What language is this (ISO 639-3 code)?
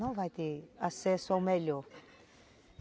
por